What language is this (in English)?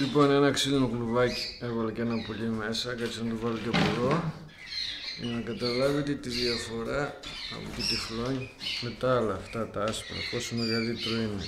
Greek